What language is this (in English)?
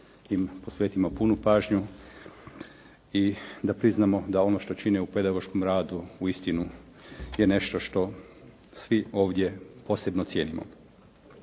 Croatian